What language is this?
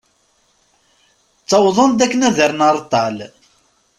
Kabyle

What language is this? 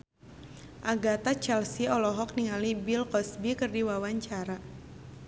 Sundanese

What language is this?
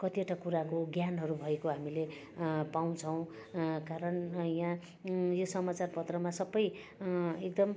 Nepali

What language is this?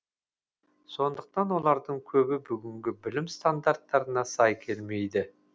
Kazakh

